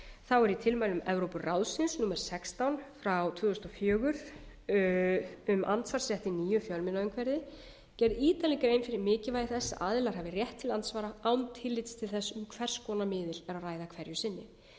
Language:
Icelandic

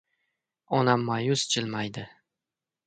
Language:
Uzbek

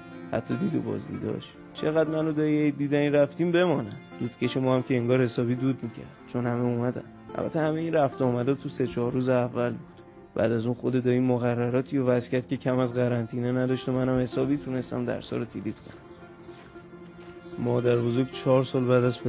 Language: Persian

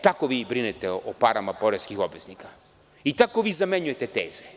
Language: Serbian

